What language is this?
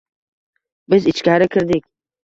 Uzbek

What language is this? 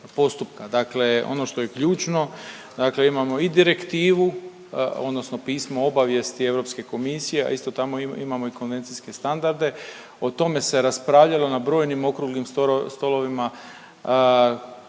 Croatian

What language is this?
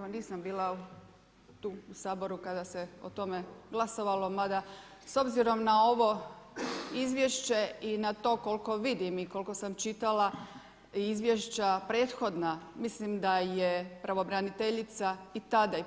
Croatian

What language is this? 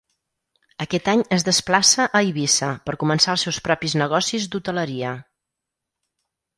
Catalan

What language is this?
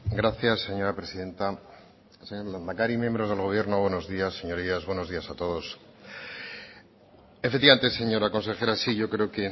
Spanish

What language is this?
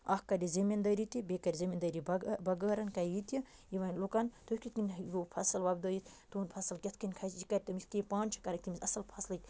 Kashmiri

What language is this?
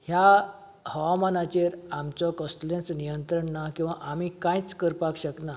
Konkani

